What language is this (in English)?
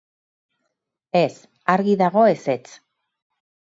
Basque